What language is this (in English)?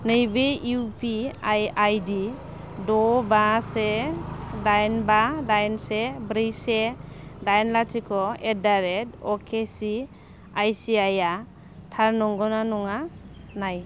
Bodo